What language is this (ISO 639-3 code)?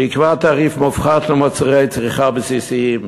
heb